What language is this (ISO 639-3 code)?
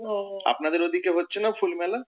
ben